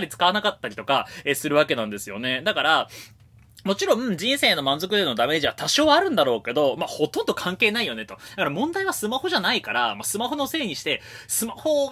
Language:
Japanese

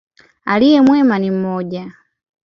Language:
Swahili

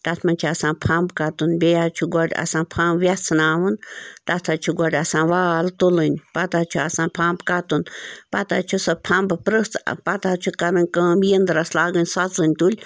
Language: Kashmiri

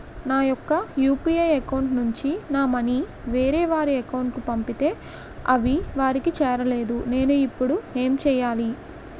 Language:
Telugu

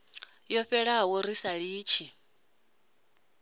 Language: Venda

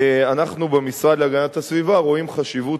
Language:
Hebrew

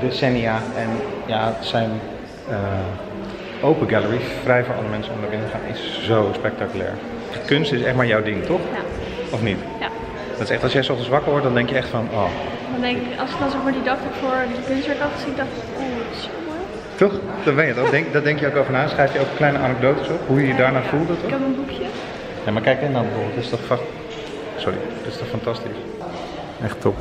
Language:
Dutch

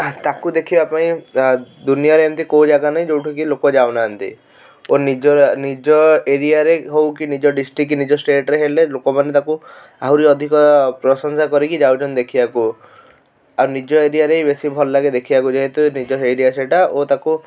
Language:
Odia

